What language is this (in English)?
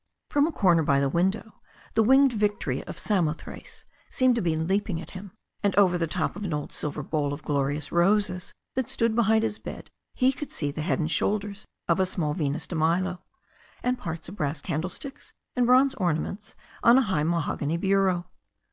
English